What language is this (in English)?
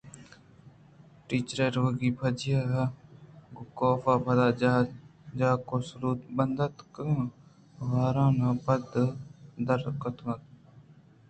Eastern Balochi